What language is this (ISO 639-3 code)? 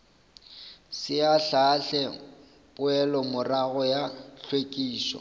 nso